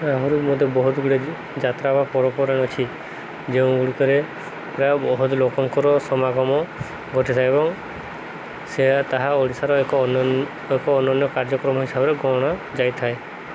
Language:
Odia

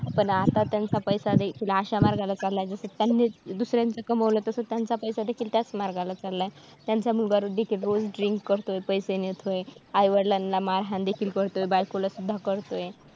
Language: Marathi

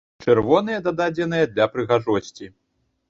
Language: Belarusian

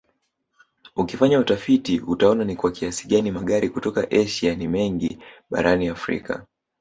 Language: Swahili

